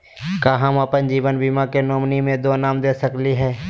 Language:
Magahi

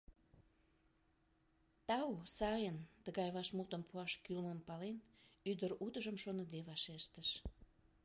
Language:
Mari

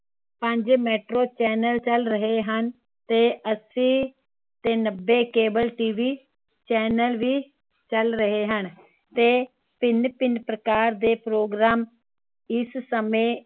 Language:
Punjabi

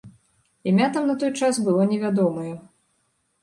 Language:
Belarusian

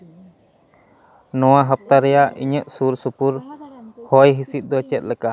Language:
Santali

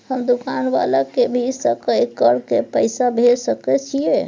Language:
Maithili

